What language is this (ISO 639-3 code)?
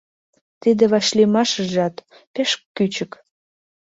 chm